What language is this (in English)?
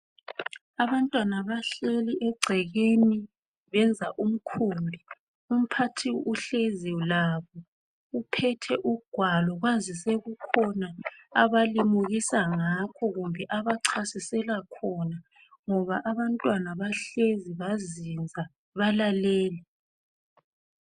North Ndebele